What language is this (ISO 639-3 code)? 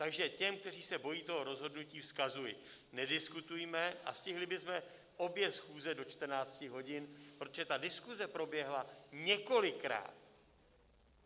ces